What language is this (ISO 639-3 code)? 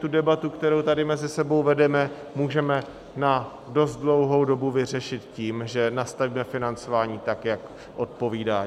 ces